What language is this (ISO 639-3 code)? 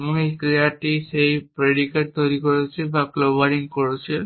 ben